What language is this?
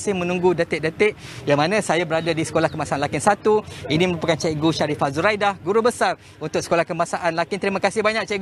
Malay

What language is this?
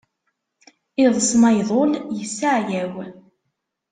Kabyle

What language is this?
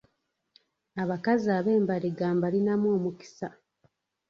Ganda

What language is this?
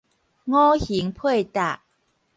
Min Nan Chinese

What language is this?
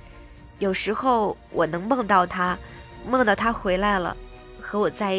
Chinese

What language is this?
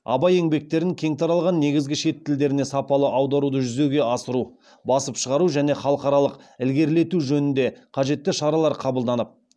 Kazakh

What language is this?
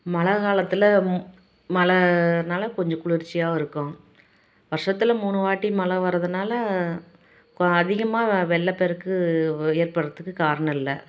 Tamil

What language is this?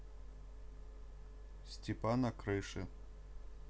Russian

